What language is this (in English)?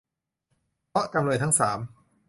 Thai